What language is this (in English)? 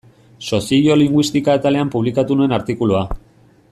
Basque